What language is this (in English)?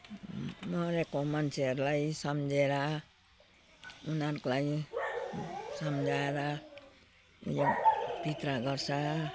Nepali